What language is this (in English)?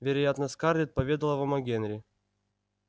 Russian